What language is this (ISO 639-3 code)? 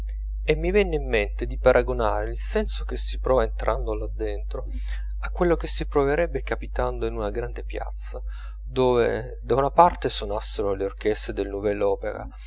ita